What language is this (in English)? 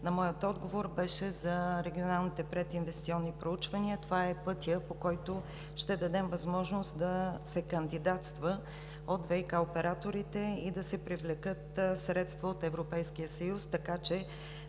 Bulgarian